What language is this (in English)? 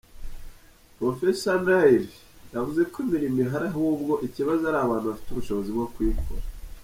Kinyarwanda